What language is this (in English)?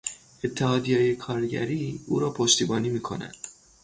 Persian